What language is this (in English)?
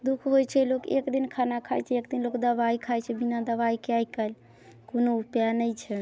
Maithili